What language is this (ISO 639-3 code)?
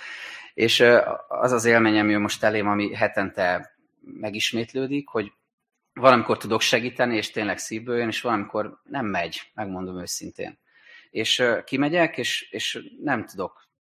hun